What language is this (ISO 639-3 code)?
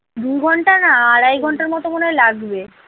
ben